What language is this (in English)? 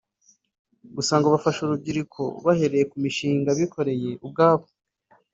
Kinyarwanda